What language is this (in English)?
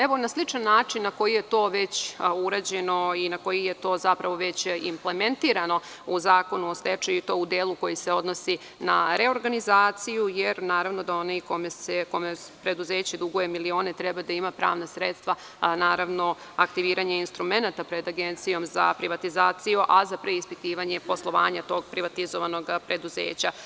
Serbian